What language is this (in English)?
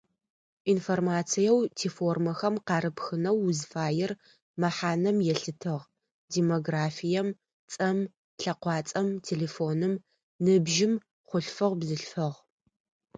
Adyghe